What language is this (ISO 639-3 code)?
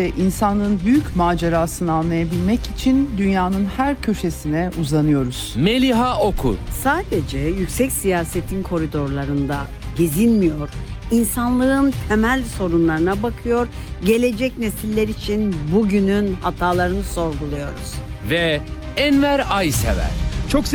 tur